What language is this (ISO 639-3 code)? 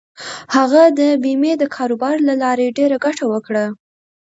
pus